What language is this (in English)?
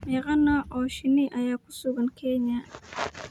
Somali